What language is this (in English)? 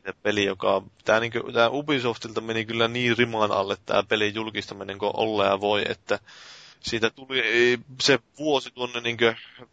Finnish